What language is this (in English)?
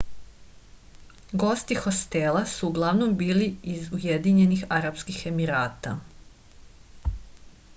Serbian